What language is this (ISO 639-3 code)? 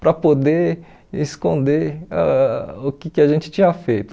por